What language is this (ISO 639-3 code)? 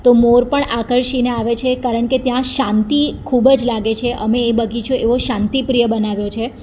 guj